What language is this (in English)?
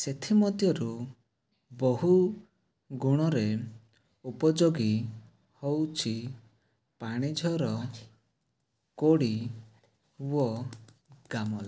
Odia